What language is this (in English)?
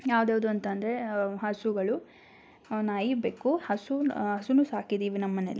Kannada